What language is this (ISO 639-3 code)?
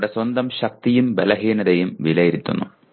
mal